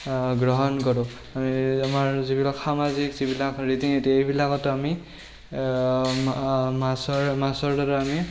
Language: Assamese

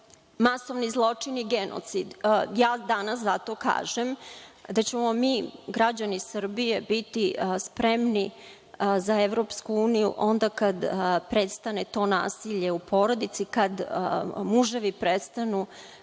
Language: Serbian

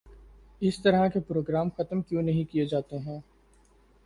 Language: Urdu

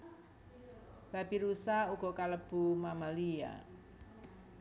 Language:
Javanese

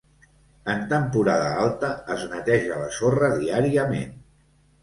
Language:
Catalan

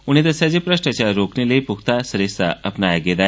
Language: Dogri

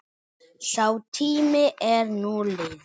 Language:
Icelandic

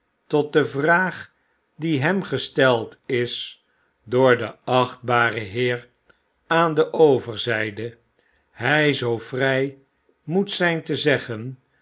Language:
Dutch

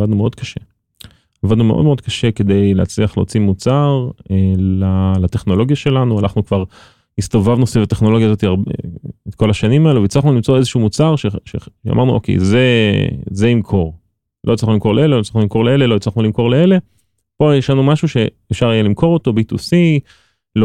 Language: Hebrew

